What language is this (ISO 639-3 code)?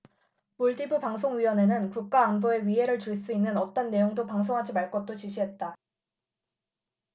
kor